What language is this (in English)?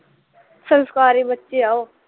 Punjabi